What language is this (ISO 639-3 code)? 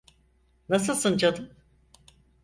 tur